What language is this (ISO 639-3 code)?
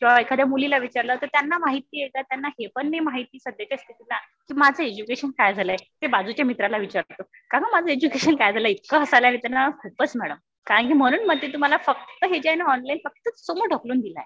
mar